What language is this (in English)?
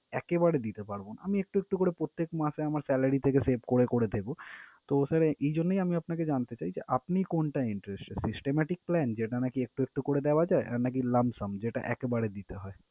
Bangla